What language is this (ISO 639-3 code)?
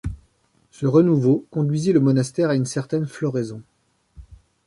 fra